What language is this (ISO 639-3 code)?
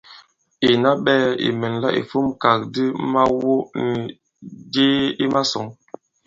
abb